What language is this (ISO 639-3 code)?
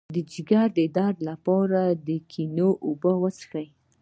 pus